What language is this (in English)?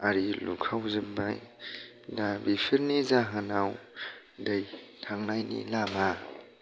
Bodo